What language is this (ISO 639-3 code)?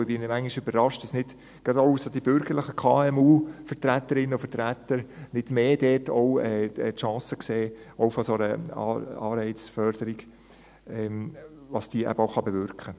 gsw